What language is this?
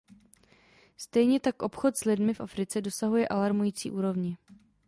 Czech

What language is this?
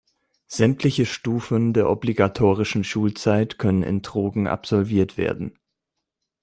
German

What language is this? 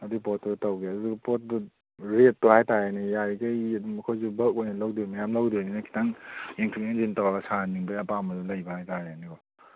Manipuri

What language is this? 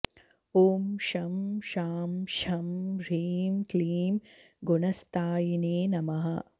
Sanskrit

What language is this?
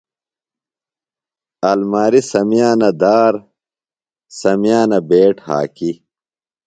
Phalura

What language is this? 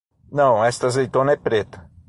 Portuguese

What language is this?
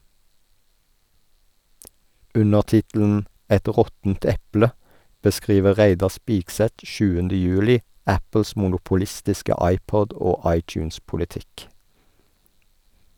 Norwegian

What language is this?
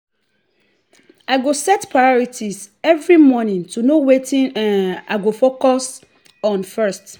Nigerian Pidgin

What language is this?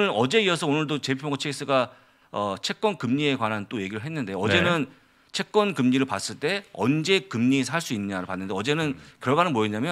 Korean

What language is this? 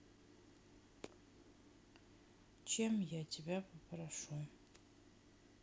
Russian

